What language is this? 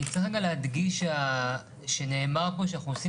Hebrew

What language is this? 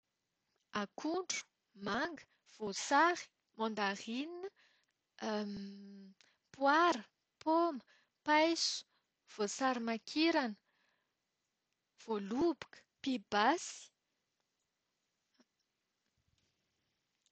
Malagasy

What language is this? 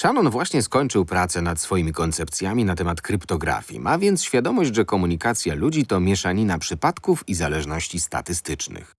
Polish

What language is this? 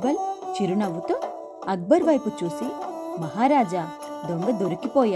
Telugu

